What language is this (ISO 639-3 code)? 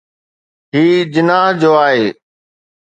snd